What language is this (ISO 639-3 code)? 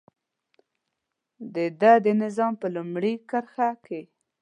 pus